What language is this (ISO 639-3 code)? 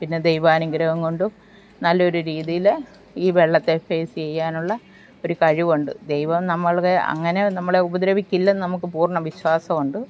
mal